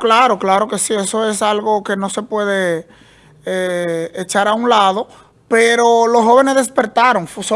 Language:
Spanish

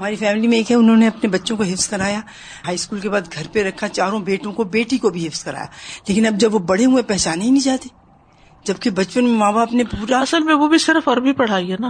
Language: Urdu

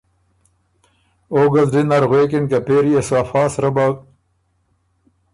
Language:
Ormuri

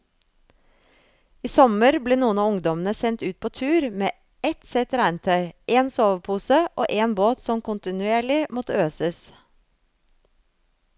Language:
Norwegian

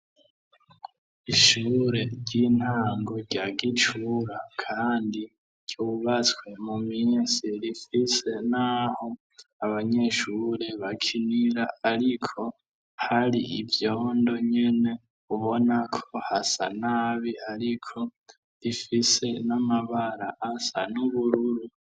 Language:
Rundi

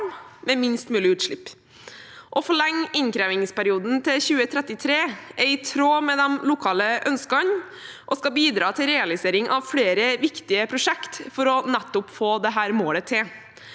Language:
Norwegian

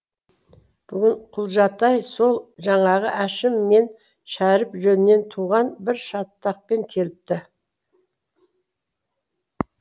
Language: Kazakh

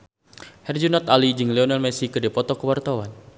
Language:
Sundanese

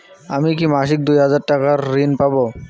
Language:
Bangla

